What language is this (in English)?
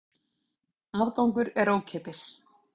Icelandic